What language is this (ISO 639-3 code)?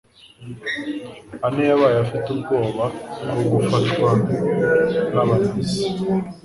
kin